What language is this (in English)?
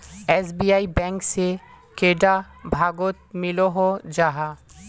Magahi